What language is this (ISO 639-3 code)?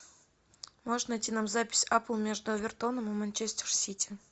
rus